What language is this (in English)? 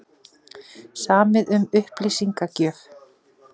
Icelandic